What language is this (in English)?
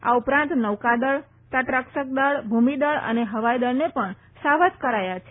Gujarati